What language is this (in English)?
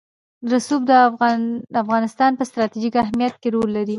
Pashto